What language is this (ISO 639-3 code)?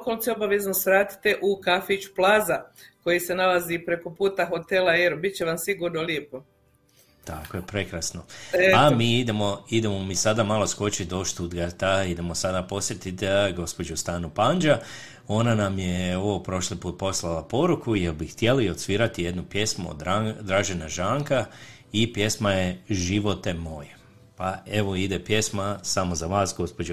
hrv